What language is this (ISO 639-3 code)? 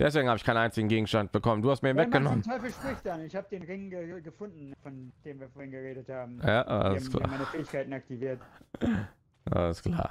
deu